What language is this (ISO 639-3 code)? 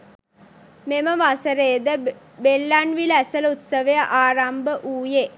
sin